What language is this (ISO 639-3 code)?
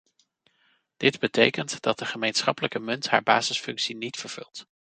nld